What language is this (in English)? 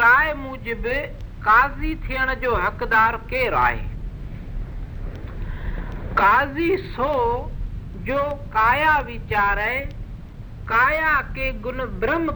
Hindi